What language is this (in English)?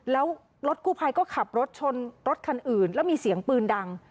Thai